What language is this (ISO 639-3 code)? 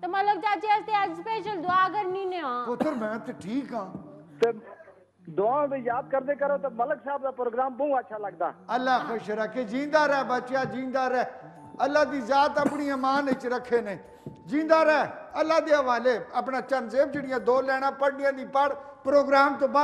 hin